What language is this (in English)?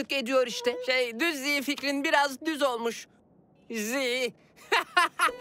Turkish